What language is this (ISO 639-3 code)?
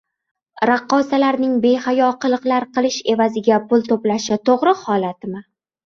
uzb